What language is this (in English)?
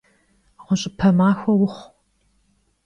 Kabardian